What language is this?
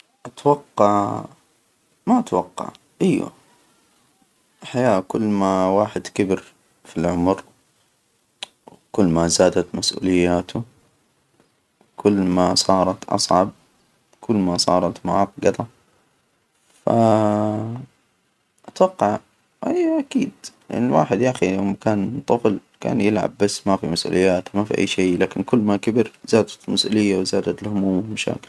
Hijazi Arabic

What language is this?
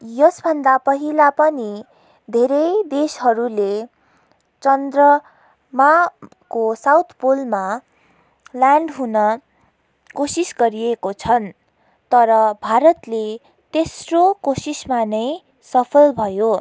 Nepali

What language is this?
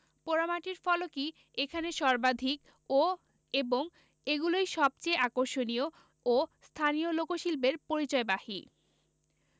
Bangla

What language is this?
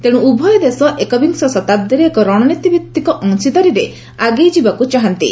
Odia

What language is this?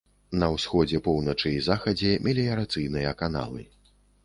Belarusian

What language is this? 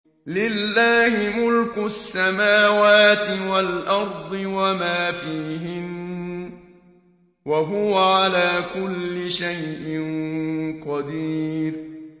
Arabic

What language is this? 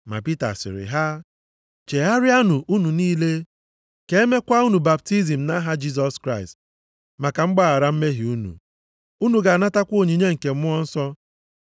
Igbo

